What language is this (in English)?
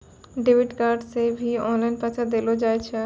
Maithili